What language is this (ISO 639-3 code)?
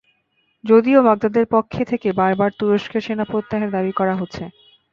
ben